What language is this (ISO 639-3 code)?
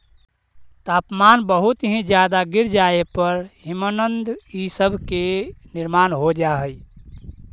mag